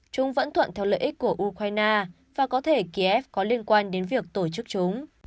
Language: Vietnamese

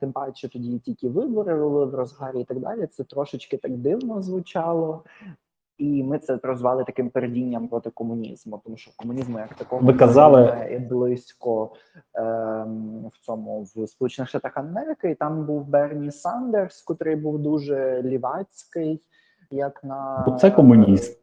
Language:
Ukrainian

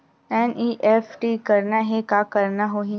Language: Chhattisgarhi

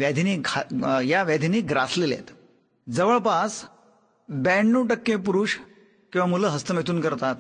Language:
Hindi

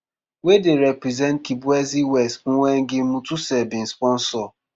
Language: Nigerian Pidgin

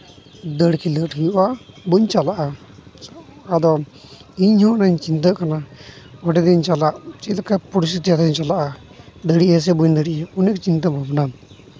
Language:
Santali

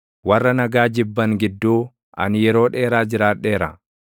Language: Oromo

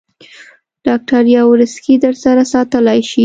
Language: Pashto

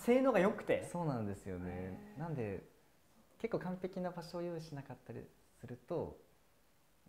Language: Japanese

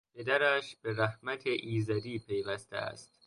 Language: Persian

